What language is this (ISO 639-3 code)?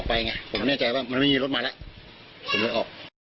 tha